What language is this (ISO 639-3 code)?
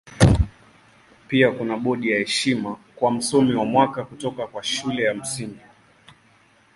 swa